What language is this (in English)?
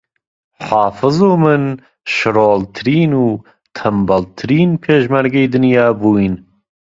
Central Kurdish